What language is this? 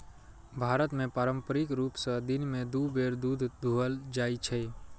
Maithili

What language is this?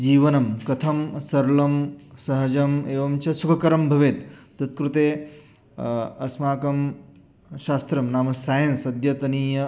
Sanskrit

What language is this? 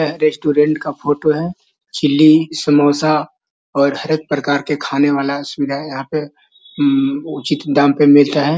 Magahi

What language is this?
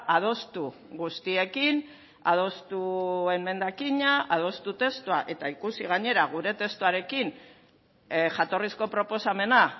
Basque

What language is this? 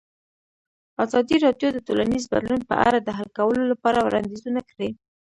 Pashto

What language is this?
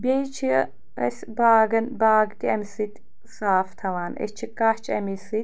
Kashmiri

